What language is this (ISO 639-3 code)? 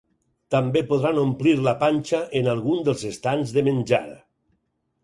cat